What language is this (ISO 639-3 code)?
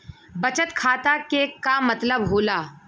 bho